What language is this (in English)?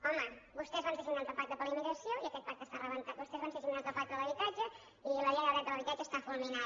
Catalan